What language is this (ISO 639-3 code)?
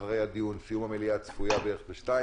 heb